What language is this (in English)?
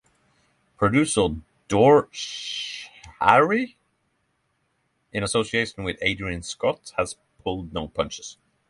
English